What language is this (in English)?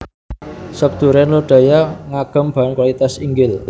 Javanese